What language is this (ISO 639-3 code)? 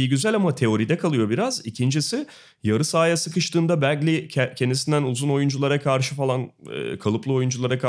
tur